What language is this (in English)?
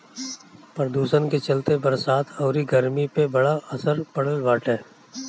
Bhojpuri